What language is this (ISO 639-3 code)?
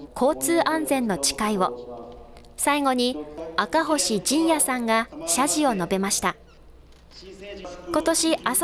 jpn